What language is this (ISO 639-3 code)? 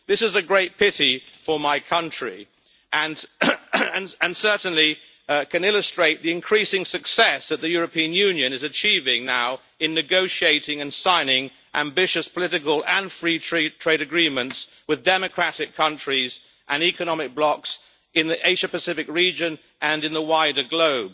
eng